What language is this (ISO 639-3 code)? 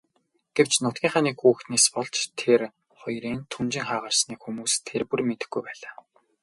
mon